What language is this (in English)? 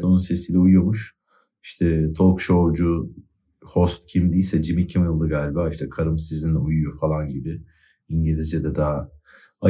Turkish